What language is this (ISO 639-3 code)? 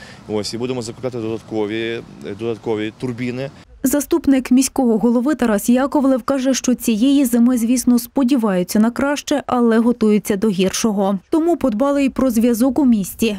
ukr